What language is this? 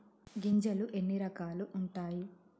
Telugu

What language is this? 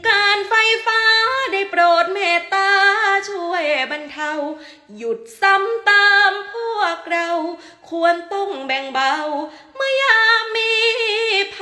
Thai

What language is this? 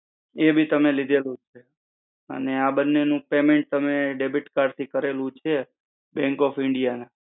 Gujarati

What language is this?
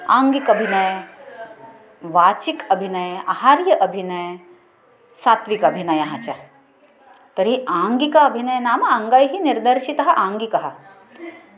Sanskrit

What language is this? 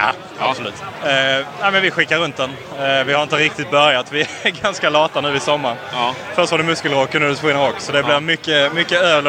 Swedish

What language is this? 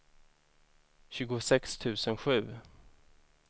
Swedish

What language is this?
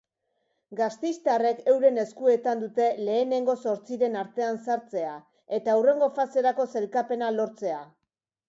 Basque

